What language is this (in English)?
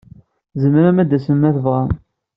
Kabyle